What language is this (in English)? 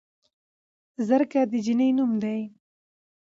Pashto